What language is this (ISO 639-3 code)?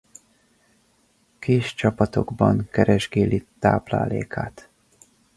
hun